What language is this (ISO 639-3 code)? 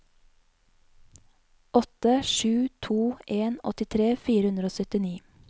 nor